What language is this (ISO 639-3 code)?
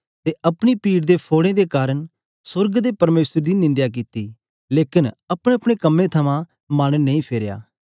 doi